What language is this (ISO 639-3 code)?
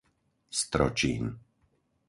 slk